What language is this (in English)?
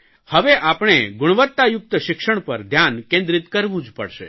Gujarati